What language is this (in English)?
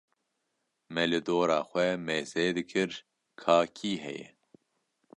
Kurdish